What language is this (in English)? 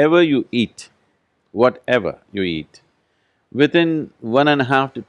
English